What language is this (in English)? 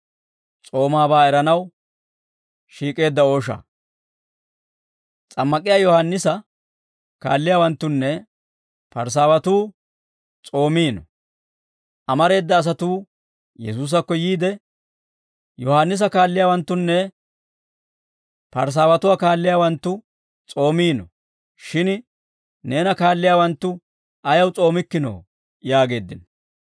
Dawro